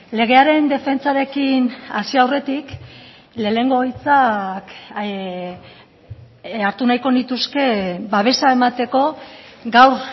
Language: Basque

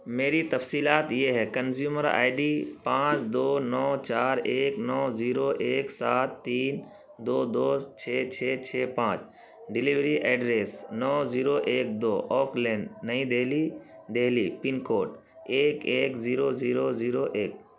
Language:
Urdu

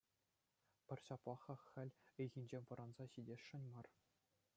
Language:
Chuvash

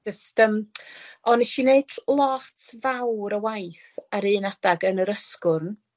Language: Welsh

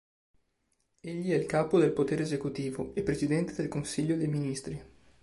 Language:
Italian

